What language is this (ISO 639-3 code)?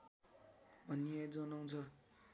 nep